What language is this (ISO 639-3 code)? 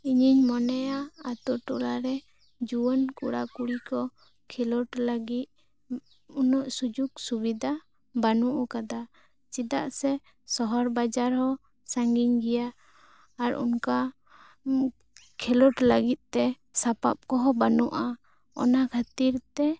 sat